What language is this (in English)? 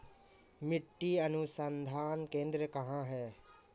Hindi